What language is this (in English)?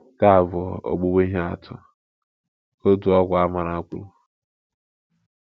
Igbo